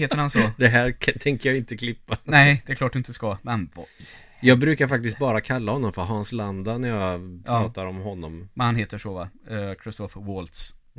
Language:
Swedish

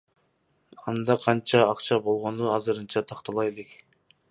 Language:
Kyrgyz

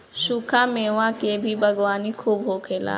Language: Bhojpuri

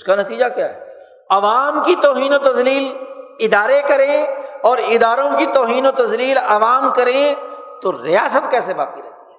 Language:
Urdu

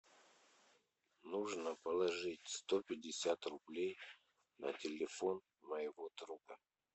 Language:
Russian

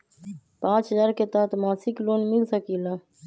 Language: Magahi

